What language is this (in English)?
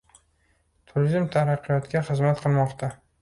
Uzbek